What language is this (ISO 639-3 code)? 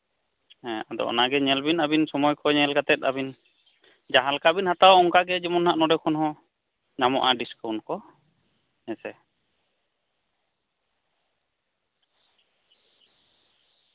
sat